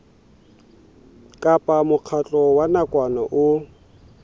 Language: Southern Sotho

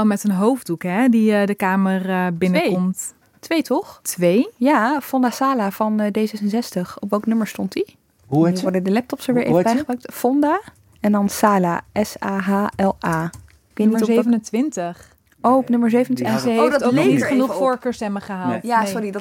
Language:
Dutch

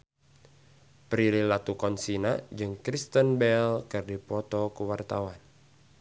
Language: Sundanese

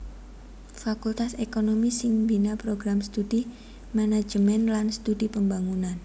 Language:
Javanese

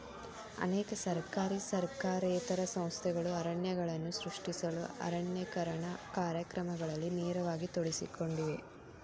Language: Kannada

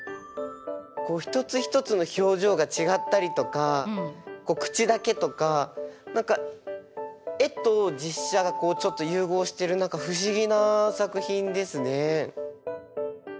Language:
Japanese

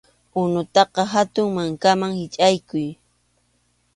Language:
Arequipa-La Unión Quechua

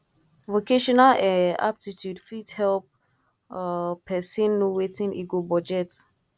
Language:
Nigerian Pidgin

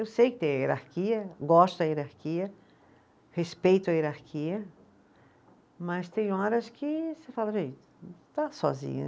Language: Portuguese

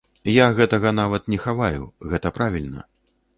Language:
Belarusian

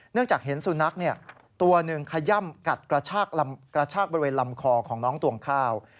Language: Thai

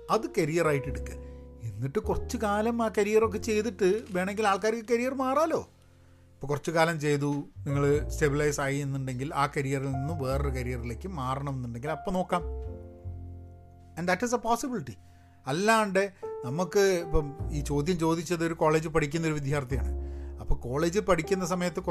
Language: Malayalam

